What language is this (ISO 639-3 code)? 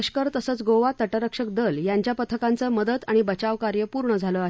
mar